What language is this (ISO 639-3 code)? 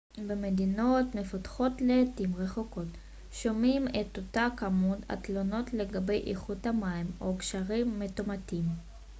heb